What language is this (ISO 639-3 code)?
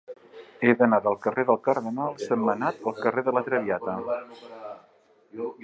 cat